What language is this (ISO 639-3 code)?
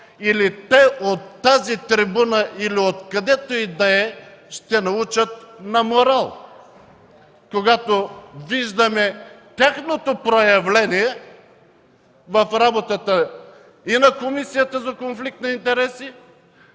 bul